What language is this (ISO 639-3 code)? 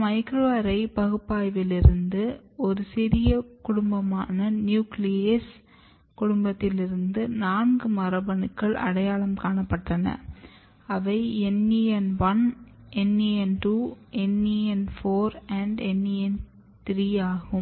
tam